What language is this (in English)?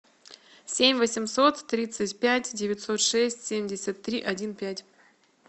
Russian